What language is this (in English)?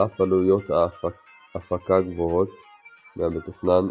Hebrew